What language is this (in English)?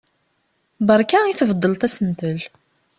Kabyle